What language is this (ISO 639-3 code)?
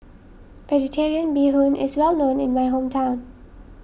eng